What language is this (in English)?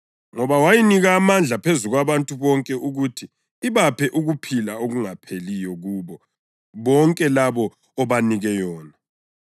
North Ndebele